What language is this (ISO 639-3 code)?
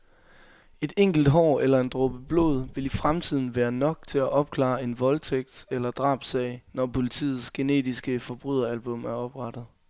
dan